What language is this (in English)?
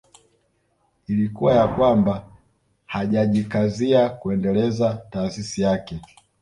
Swahili